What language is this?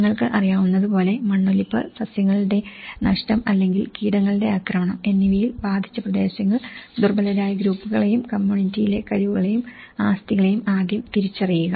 Malayalam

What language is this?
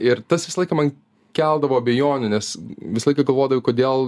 Lithuanian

